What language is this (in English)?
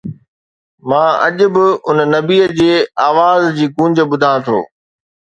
Sindhi